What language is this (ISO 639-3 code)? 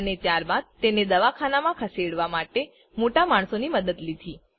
guj